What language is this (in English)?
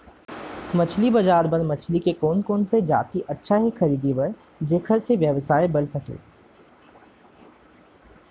Chhattisgarhi